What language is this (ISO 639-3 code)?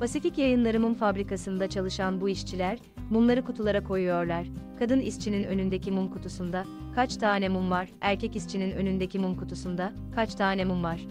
tur